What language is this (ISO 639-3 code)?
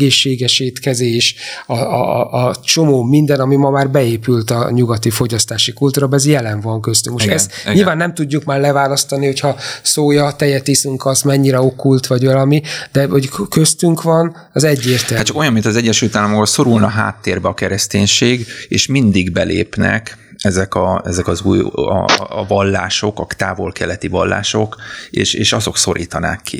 hun